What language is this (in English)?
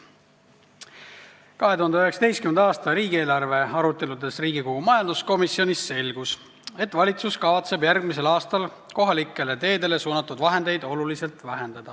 Estonian